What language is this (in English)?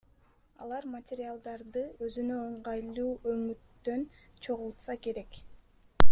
Kyrgyz